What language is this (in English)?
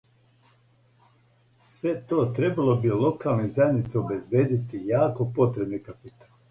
Serbian